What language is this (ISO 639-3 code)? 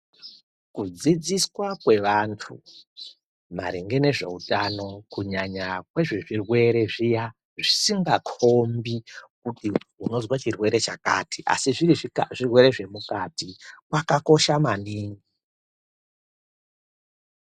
ndc